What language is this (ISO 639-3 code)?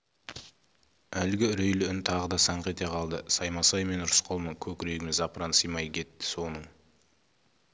kaz